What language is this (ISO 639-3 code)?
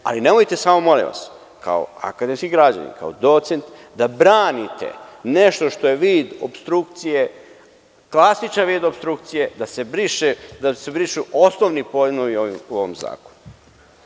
srp